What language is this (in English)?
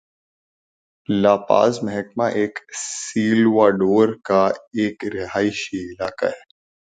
Urdu